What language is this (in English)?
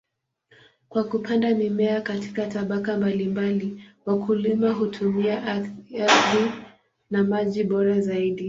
Swahili